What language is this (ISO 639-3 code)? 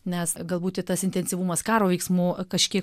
lit